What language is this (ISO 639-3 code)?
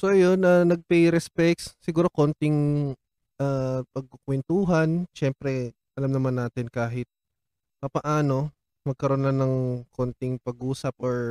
fil